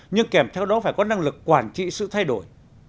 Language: Vietnamese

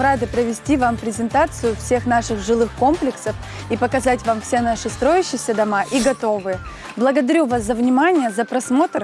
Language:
Russian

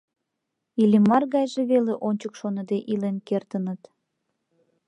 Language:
Mari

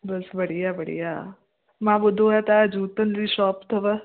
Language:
Sindhi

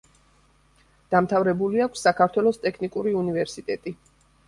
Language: Georgian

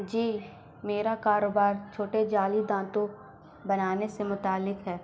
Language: Urdu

